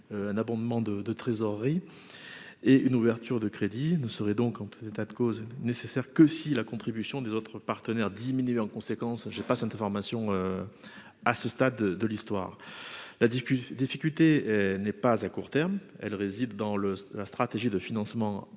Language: French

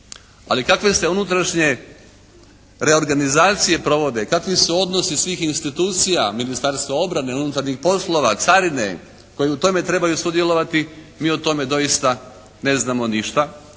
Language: Croatian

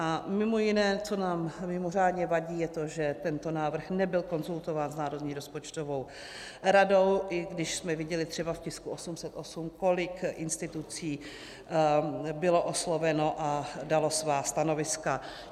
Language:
Czech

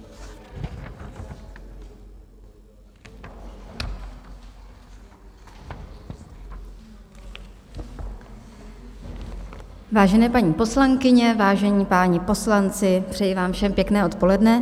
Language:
Czech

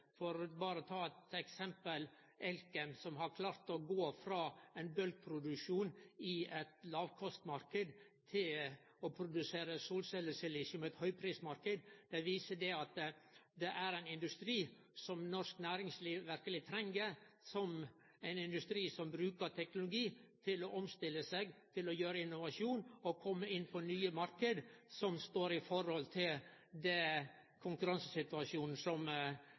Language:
Norwegian Nynorsk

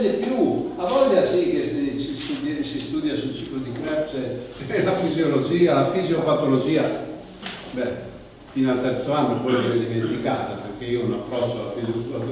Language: Italian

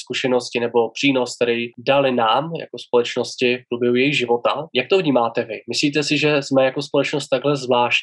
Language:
Czech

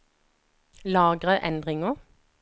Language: Norwegian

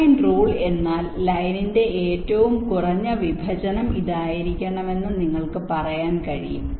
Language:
Malayalam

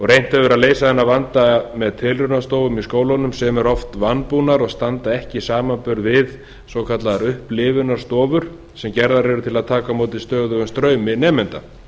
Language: Icelandic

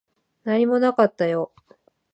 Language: Japanese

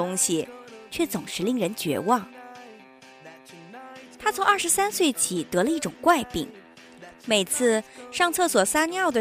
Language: Chinese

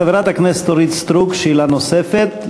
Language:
Hebrew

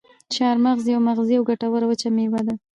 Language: Pashto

